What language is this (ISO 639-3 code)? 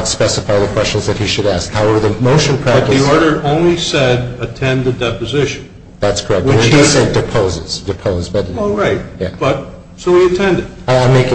eng